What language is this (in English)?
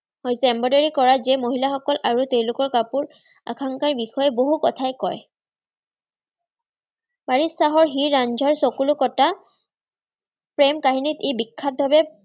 Assamese